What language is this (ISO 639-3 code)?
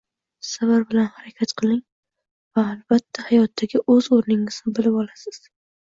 uzb